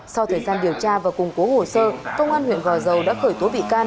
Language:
Vietnamese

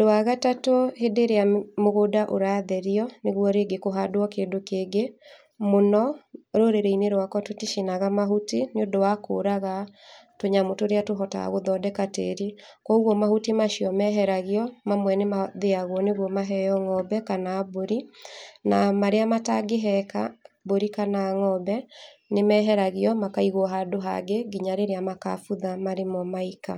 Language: Kikuyu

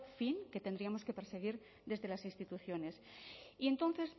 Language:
Spanish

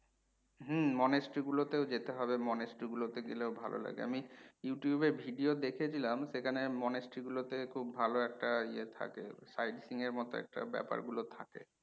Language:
Bangla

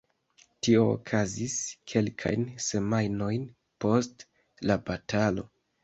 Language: Esperanto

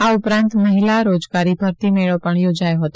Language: Gujarati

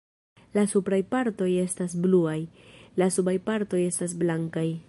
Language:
Esperanto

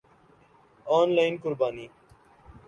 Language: Urdu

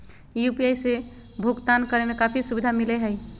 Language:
Magahi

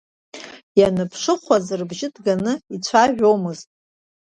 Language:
Abkhazian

